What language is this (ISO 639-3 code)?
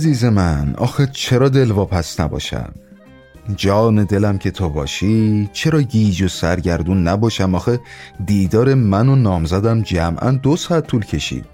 fas